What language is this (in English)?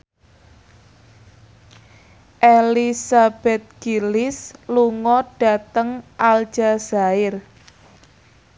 Javanese